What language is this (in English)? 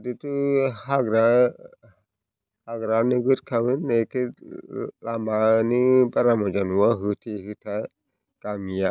Bodo